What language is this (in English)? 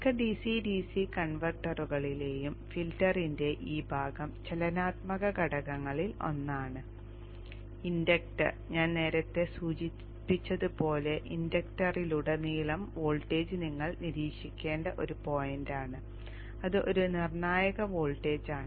Malayalam